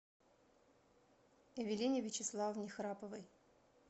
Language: Russian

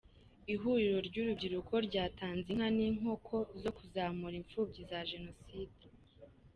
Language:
Kinyarwanda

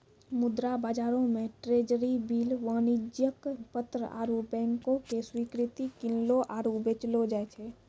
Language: Maithili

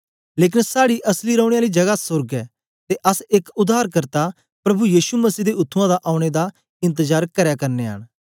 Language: Dogri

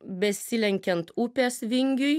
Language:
Lithuanian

